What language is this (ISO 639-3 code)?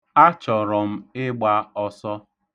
ibo